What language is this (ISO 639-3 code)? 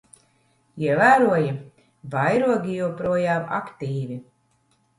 lav